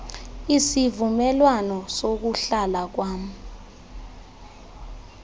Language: Xhosa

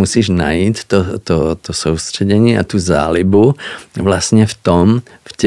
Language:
Czech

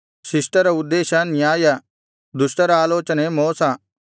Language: Kannada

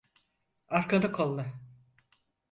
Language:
Turkish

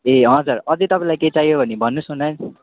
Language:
Nepali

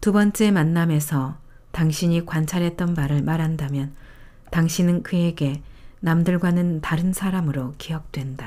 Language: Korean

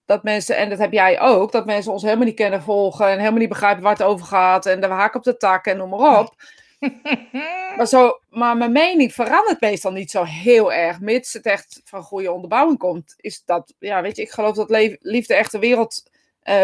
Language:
Dutch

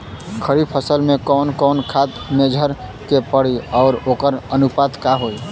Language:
Bhojpuri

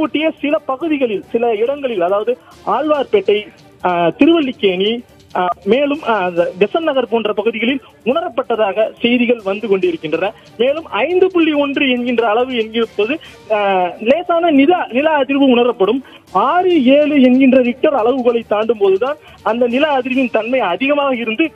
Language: Tamil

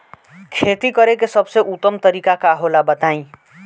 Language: Bhojpuri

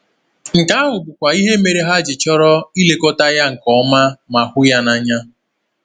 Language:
Igbo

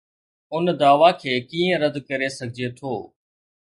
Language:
Sindhi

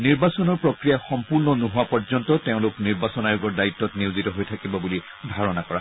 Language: Assamese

